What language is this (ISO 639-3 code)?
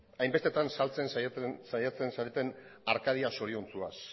eus